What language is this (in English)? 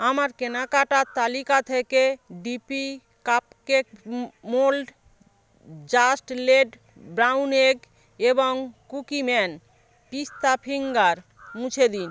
Bangla